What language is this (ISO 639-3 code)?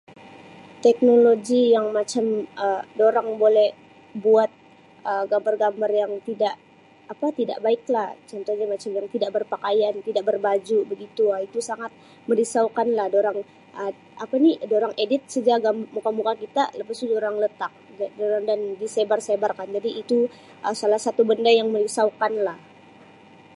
msi